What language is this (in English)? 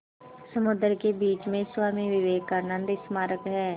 Hindi